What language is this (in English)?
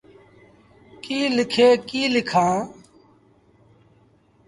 Sindhi Bhil